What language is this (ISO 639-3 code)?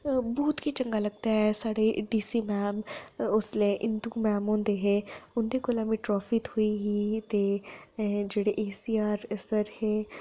doi